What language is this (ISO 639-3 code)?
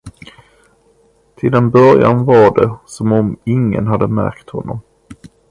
swe